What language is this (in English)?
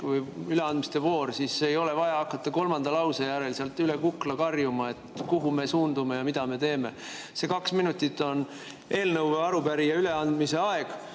Estonian